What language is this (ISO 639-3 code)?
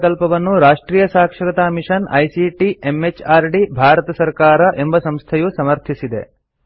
kan